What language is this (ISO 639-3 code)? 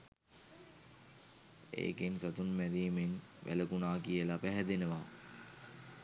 sin